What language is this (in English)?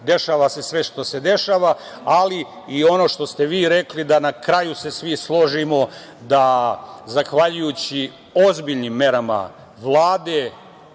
Serbian